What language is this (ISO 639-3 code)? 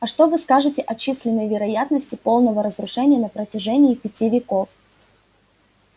rus